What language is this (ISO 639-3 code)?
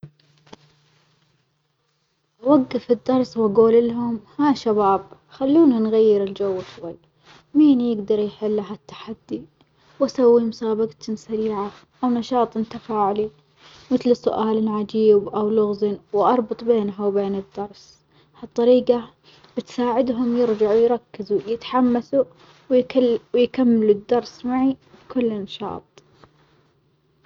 acx